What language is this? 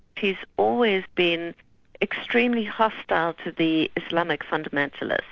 English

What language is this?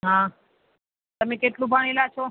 Gujarati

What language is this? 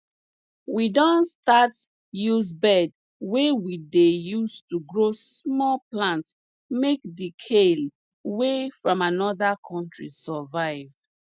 Nigerian Pidgin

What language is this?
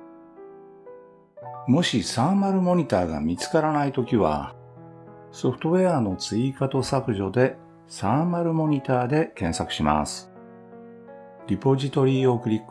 Japanese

